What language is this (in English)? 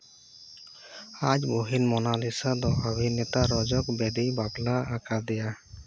Santali